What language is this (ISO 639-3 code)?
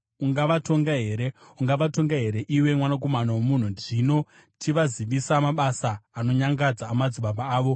sna